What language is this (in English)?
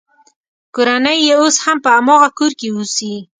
Pashto